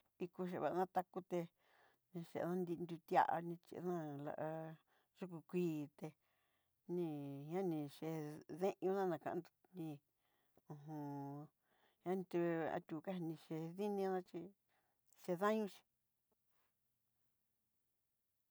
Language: Southeastern Nochixtlán Mixtec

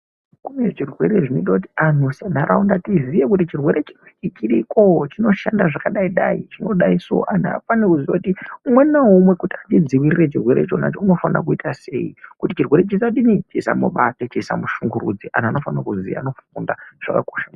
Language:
Ndau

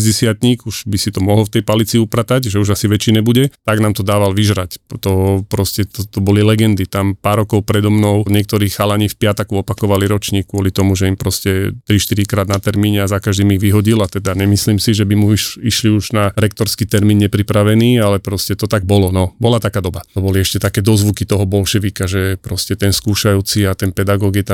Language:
Slovak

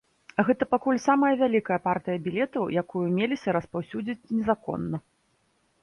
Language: Belarusian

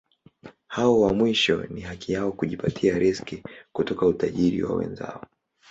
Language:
Swahili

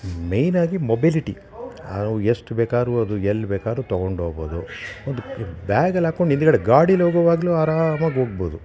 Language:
Kannada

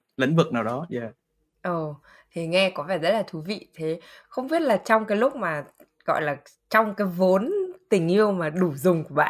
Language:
Vietnamese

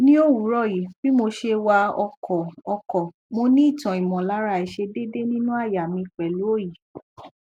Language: Yoruba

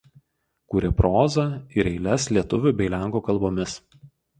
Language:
Lithuanian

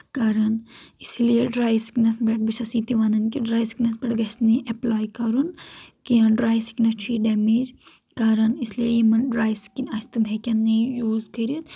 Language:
Kashmiri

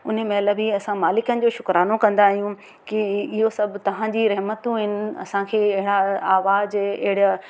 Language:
Sindhi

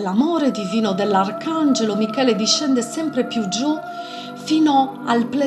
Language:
Italian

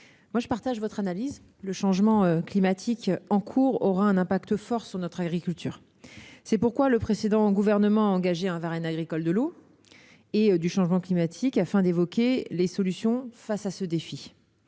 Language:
French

